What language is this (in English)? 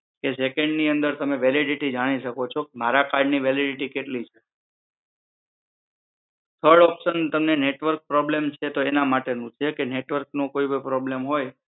Gujarati